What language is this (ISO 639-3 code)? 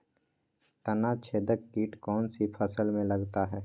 mag